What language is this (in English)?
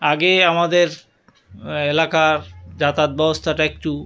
Bangla